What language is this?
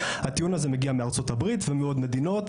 Hebrew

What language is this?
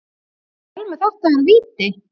Icelandic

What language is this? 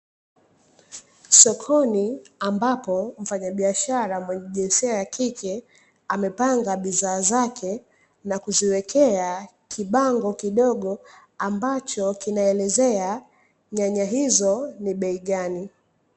Swahili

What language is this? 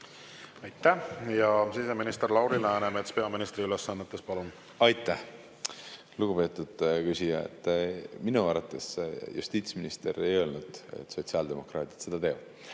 Estonian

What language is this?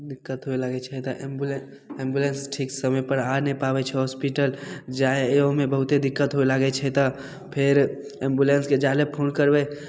Maithili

